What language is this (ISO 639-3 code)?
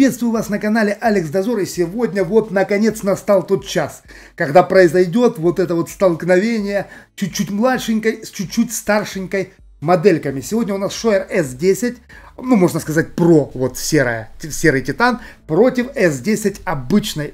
rus